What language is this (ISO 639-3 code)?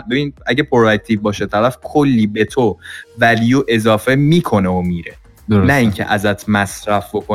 fas